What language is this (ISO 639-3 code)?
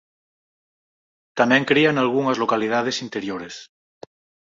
glg